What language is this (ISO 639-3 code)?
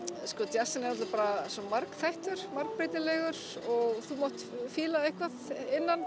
isl